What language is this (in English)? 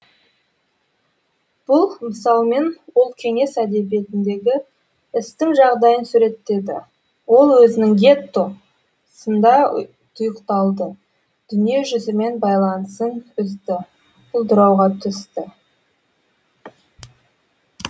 Kazakh